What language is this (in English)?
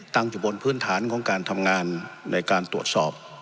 Thai